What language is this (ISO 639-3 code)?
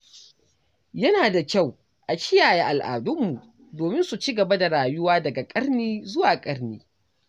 hau